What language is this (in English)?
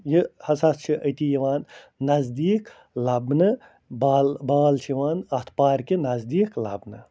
Kashmiri